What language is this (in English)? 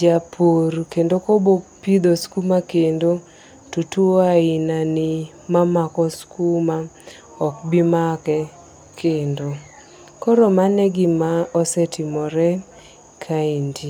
Luo (Kenya and Tanzania)